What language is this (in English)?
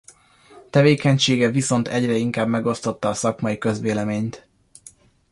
Hungarian